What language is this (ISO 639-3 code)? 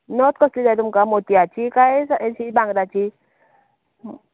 kok